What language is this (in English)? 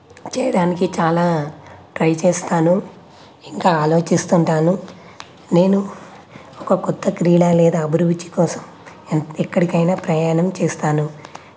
Telugu